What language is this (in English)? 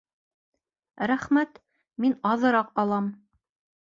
Bashkir